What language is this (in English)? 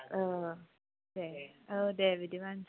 Bodo